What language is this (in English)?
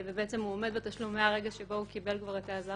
Hebrew